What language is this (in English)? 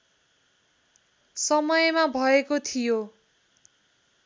Nepali